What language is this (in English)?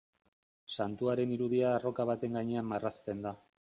Basque